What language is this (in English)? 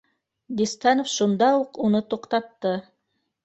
Bashkir